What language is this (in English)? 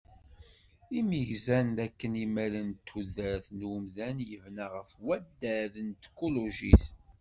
Kabyle